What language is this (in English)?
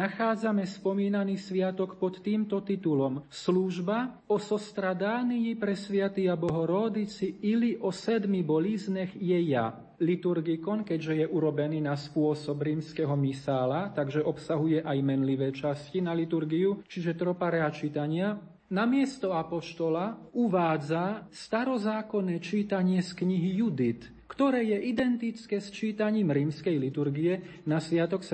Slovak